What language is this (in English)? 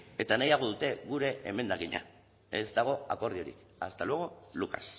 Basque